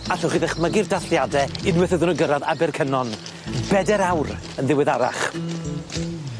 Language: Welsh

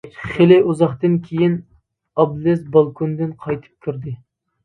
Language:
Uyghur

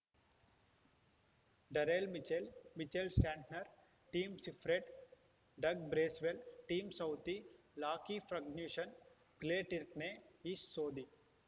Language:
Kannada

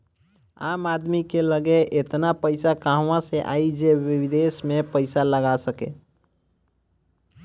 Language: Bhojpuri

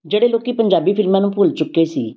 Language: Punjabi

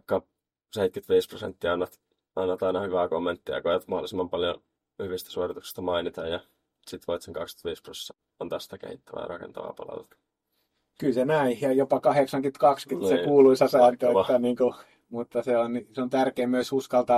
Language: Finnish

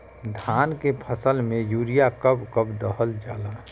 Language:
Bhojpuri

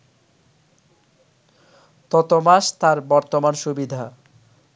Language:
Bangla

